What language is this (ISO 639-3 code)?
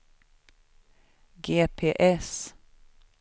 swe